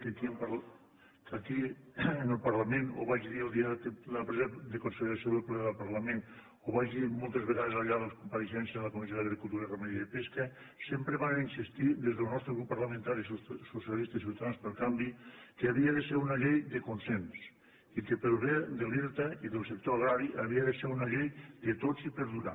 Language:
Catalan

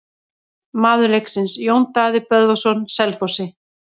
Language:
Icelandic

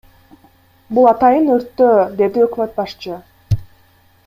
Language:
Kyrgyz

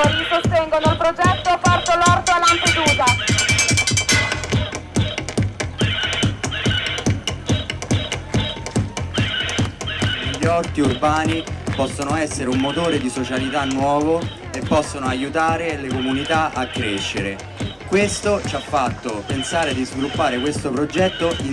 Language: Italian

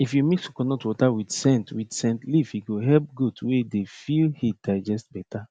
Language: Nigerian Pidgin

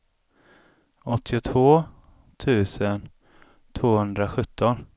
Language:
Swedish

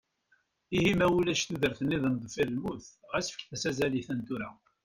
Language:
Kabyle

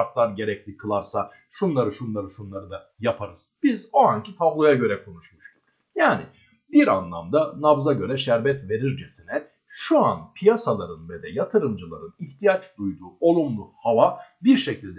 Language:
Turkish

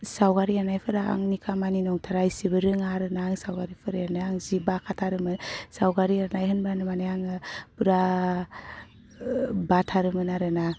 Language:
Bodo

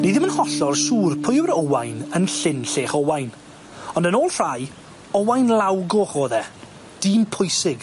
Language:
Welsh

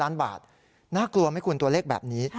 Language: Thai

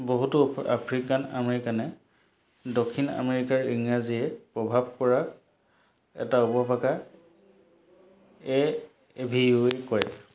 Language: Assamese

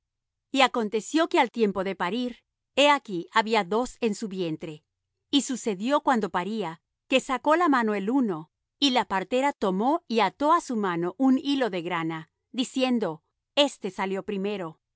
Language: Spanish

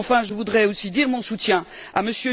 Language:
French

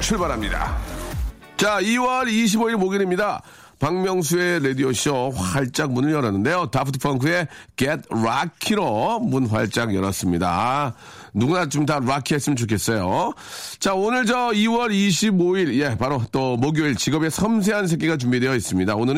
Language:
Korean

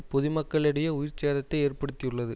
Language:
Tamil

